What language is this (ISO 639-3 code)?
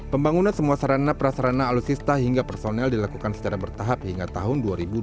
ind